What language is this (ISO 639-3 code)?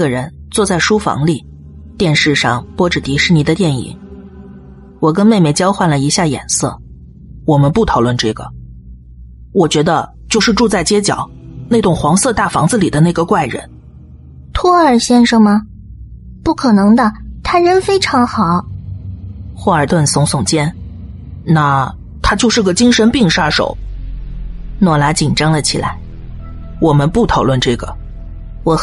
zho